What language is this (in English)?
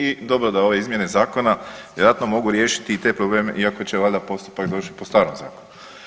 Croatian